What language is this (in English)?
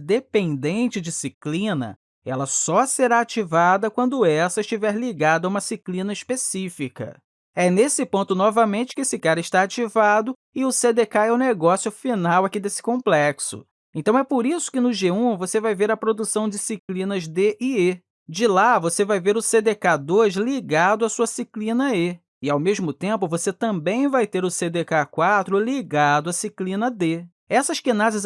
Portuguese